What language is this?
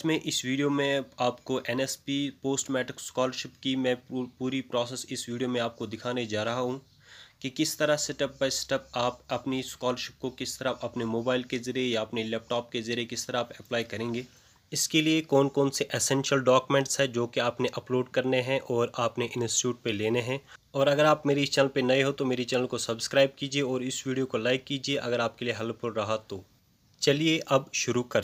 Hindi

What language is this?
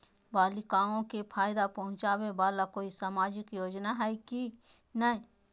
Magahi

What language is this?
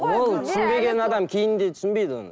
Kazakh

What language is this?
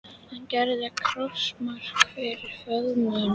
Icelandic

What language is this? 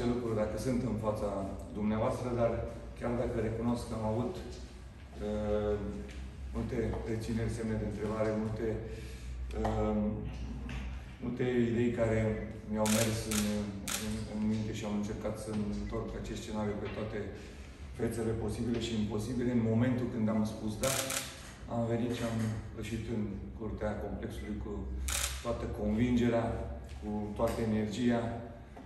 Romanian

